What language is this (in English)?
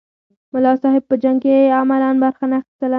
Pashto